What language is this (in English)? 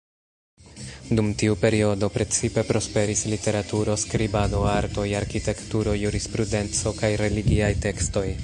Esperanto